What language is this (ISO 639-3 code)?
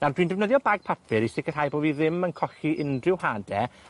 cym